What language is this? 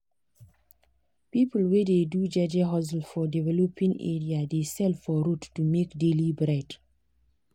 Nigerian Pidgin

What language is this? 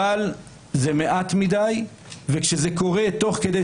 Hebrew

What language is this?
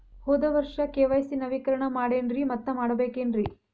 Kannada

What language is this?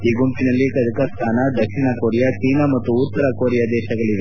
Kannada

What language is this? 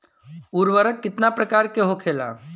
Bhojpuri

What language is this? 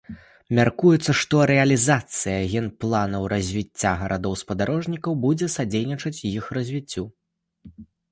Belarusian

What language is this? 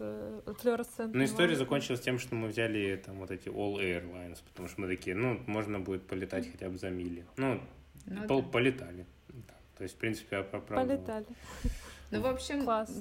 Russian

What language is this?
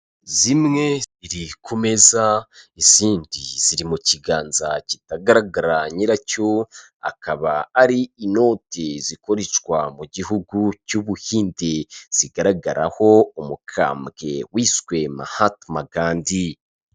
Kinyarwanda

